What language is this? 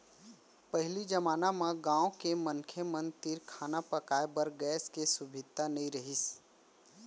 Chhattisgarhi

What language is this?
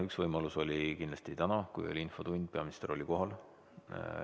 Estonian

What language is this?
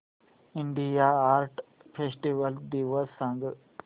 Marathi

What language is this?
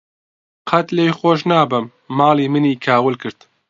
Central Kurdish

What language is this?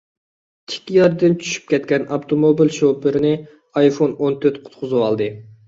Uyghur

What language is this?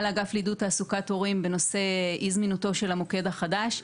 Hebrew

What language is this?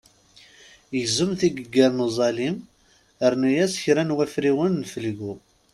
Kabyle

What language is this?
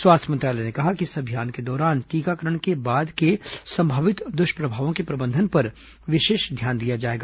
Hindi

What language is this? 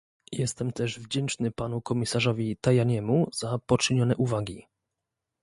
Polish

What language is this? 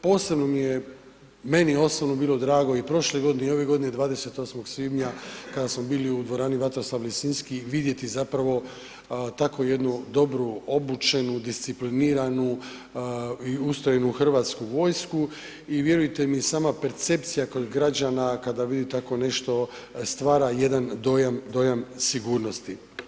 Croatian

